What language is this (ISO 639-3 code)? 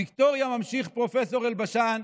heb